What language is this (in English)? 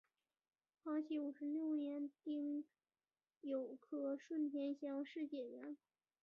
Chinese